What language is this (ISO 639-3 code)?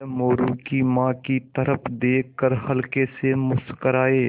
hin